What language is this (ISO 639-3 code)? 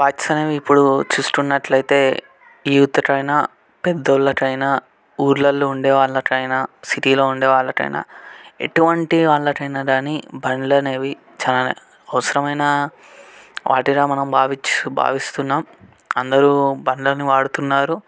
tel